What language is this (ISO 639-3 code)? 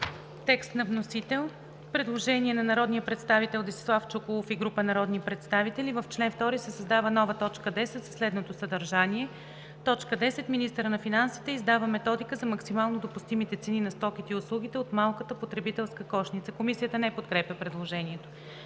bul